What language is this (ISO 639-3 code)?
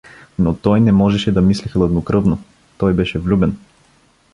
bul